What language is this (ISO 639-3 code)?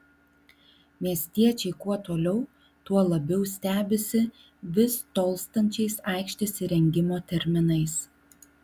lit